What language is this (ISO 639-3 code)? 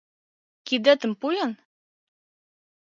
chm